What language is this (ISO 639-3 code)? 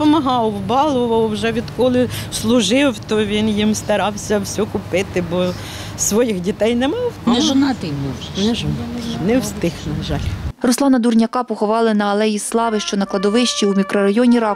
ukr